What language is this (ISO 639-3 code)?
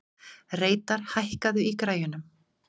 isl